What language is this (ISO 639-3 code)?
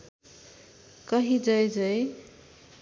nep